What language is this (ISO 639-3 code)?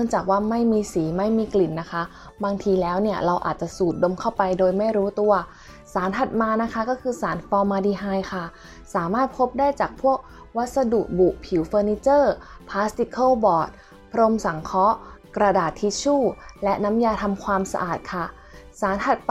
tha